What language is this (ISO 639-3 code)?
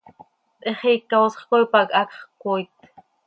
sei